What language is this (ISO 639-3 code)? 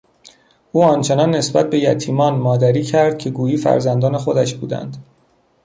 fas